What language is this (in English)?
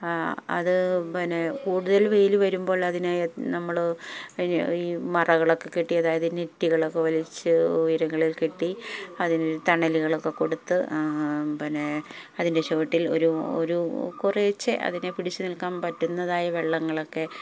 Malayalam